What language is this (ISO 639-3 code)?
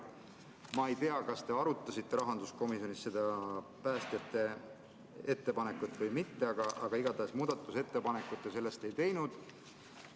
est